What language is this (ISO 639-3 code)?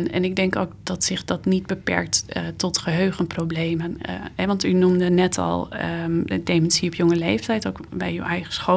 nld